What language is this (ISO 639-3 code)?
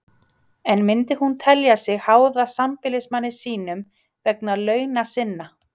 isl